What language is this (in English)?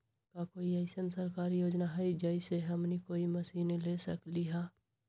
Magahi